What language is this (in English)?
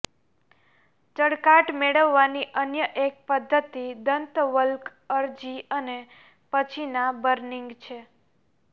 Gujarati